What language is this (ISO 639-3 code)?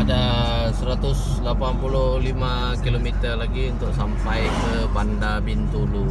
msa